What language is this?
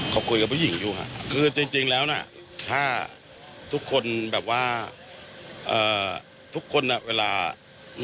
Thai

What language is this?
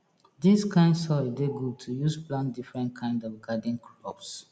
Nigerian Pidgin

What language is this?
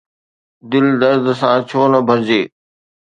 Sindhi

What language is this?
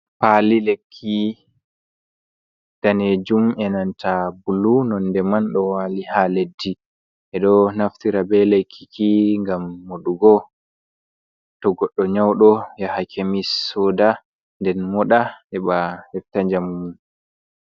Fula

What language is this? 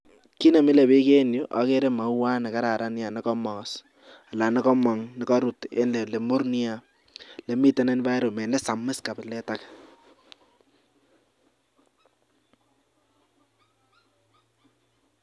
Kalenjin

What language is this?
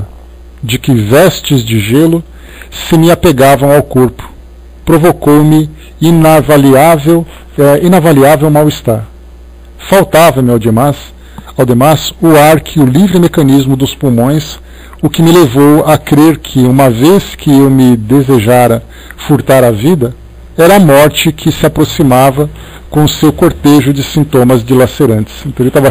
Portuguese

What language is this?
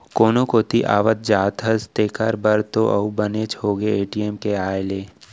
Chhattisgarhi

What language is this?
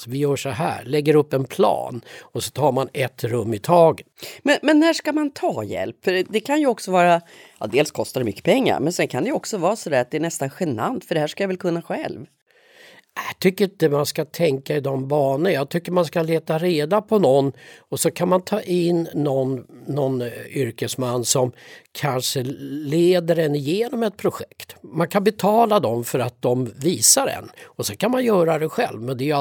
Swedish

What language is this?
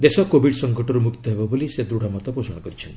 Odia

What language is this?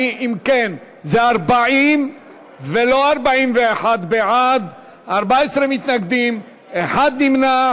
Hebrew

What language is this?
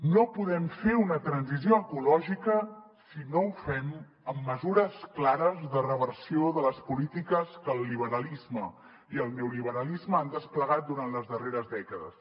Catalan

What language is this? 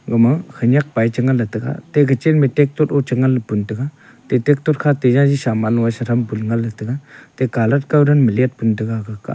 Wancho Naga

